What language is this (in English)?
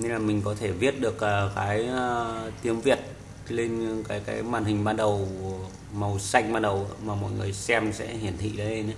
Vietnamese